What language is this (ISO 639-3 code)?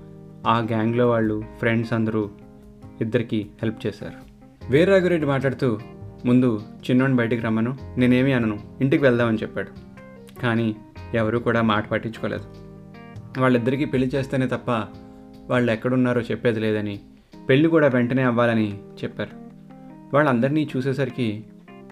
tel